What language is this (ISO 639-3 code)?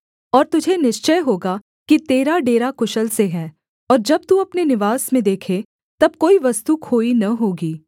hin